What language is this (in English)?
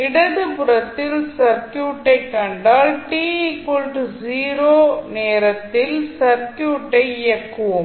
Tamil